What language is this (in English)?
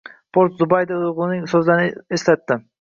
Uzbek